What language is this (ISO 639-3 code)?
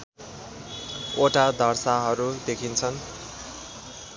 nep